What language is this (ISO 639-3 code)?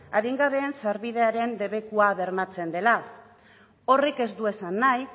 eus